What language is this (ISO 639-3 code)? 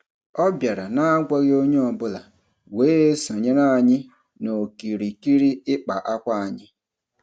ibo